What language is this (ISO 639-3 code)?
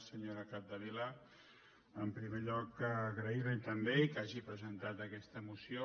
cat